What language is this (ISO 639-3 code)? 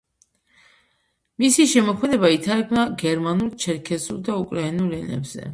kat